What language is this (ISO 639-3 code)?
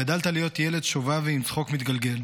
heb